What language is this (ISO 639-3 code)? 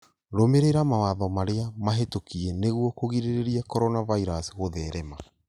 kik